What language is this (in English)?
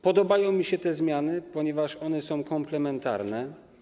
Polish